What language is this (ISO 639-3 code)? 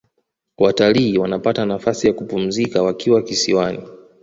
swa